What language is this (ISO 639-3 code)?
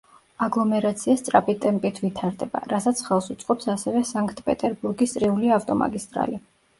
kat